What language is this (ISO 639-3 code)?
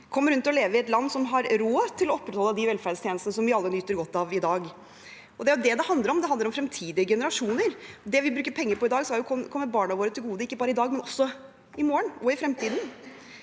nor